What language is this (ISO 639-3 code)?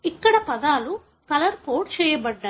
tel